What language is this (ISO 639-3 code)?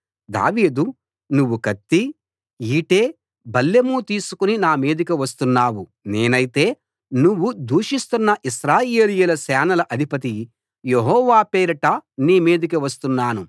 tel